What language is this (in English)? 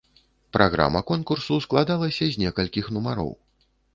Belarusian